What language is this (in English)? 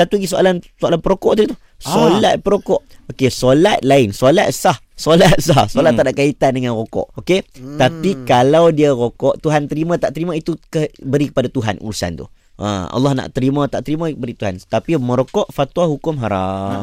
Malay